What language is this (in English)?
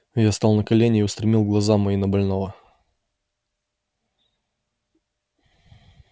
Russian